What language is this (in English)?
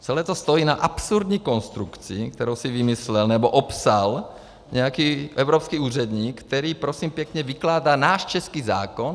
Czech